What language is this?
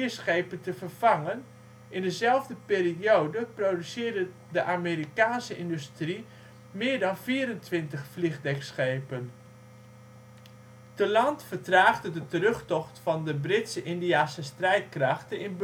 Dutch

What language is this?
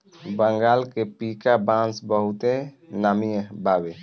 Bhojpuri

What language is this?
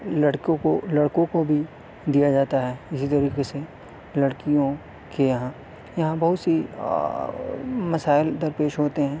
Urdu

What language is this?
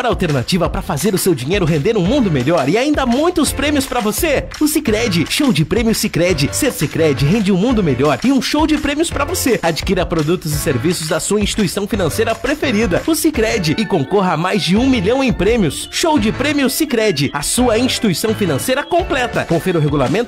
Portuguese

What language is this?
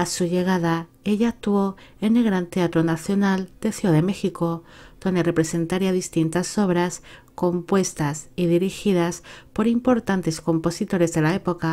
Spanish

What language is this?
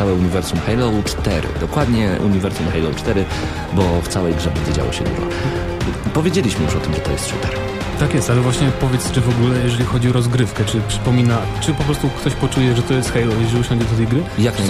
Polish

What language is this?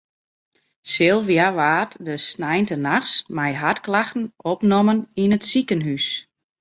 Western Frisian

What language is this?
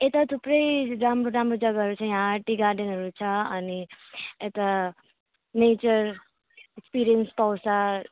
Nepali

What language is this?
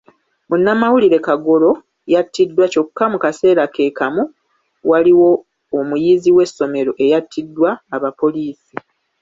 Ganda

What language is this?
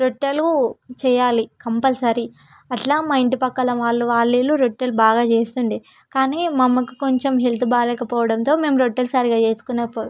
Telugu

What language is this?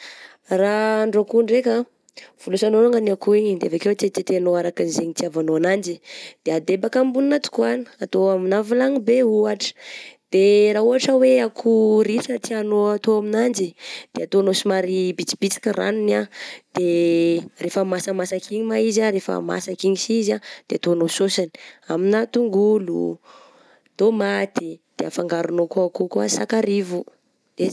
Southern Betsimisaraka Malagasy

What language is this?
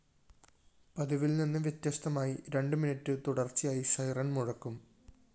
Malayalam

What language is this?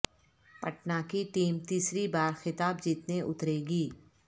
Urdu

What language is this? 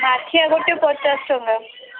Odia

